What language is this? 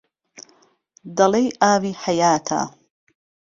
Central Kurdish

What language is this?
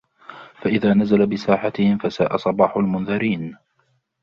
Arabic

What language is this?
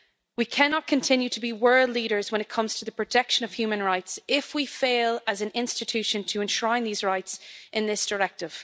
English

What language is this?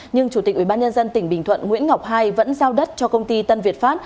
Vietnamese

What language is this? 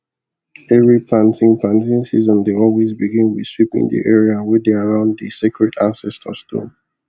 Nigerian Pidgin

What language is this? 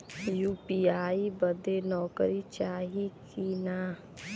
Bhojpuri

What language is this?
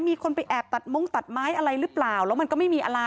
Thai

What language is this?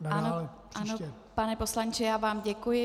Czech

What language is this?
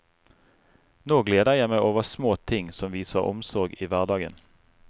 Norwegian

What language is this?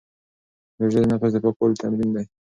Pashto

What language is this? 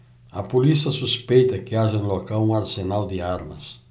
Portuguese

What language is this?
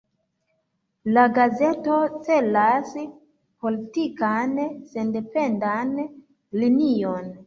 Esperanto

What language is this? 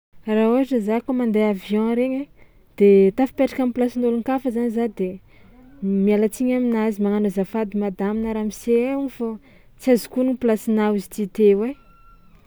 Tsimihety Malagasy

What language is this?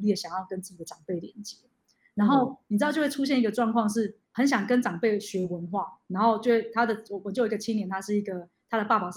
Chinese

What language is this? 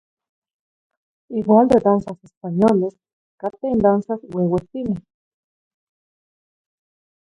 Zacatlán-Ahuacatlán-Tepetzintla Nahuatl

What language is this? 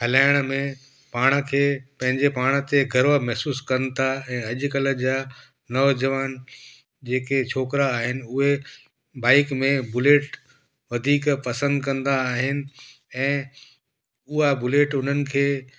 Sindhi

